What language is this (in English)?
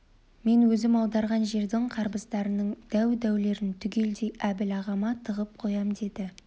Kazakh